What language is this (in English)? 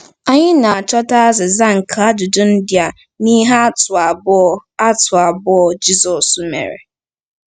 Igbo